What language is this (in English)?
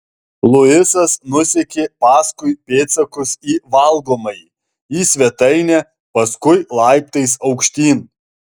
Lithuanian